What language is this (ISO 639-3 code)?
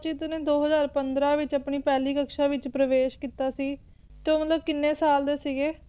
pan